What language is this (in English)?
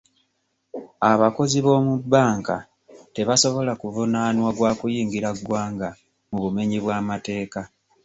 Ganda